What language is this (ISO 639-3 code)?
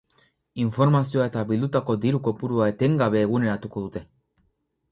eus